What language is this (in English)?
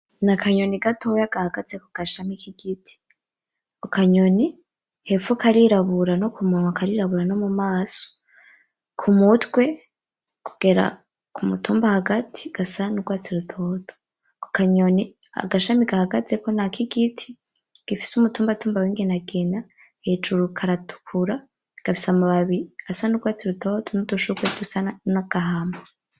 Rundi